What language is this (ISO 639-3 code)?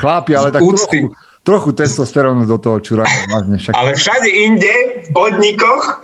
slk